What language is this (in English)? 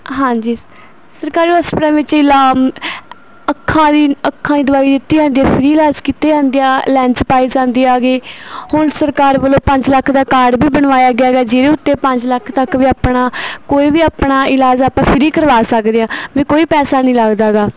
Punjabi